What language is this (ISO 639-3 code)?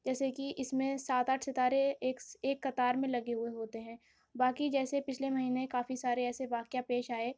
urd